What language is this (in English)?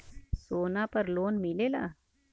Bhojpuri